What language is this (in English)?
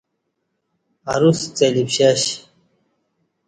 Kati